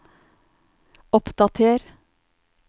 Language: Norwegian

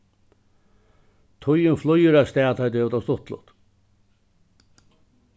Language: Faroese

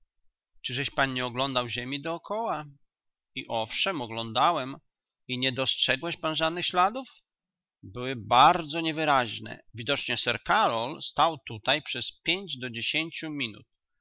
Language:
Polish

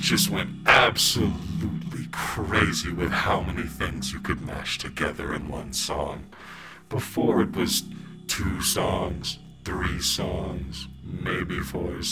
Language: English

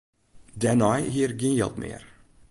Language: Western Frisian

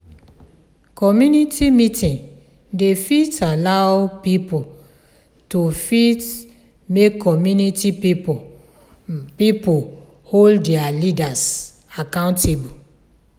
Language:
Nigerian Pidgin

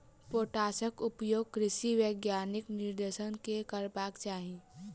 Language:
Maithili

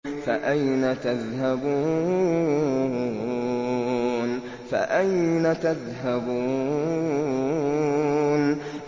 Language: Arabic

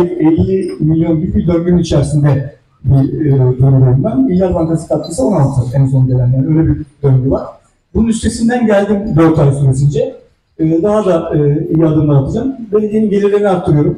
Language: Turkish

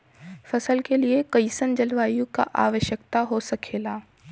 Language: Bhojpuri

